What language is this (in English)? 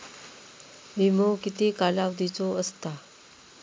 Marathi